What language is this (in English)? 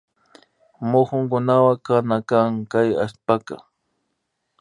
Imbabura Highland Quichua